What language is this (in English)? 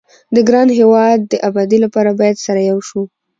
Pashto